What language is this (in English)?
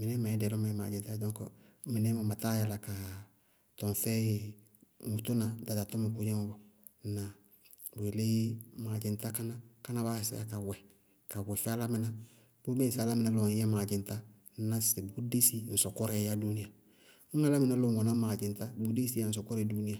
Bago-Kusuntu